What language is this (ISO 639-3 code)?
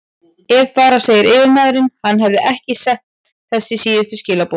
isl